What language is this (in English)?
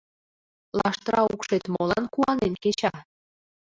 Mari